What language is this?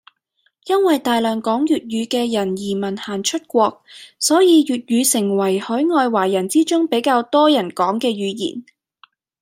Cantonese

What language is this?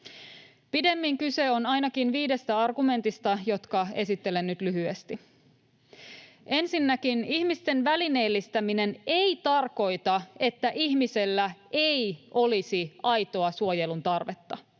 Finnish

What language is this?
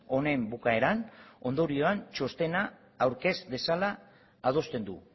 Basque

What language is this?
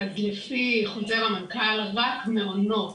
Hebrew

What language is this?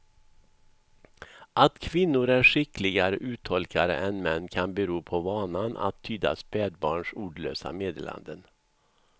Swedish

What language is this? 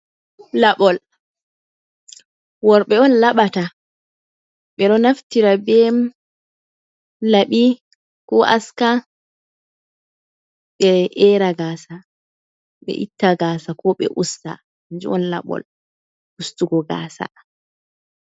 Fula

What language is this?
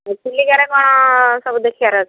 Odia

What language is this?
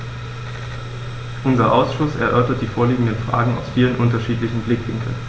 German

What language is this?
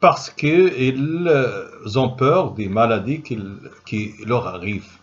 French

